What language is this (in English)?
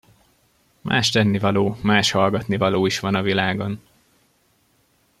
Hungarian